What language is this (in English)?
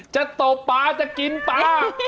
Thai